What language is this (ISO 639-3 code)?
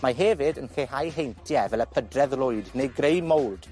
cym